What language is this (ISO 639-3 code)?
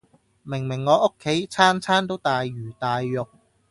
yue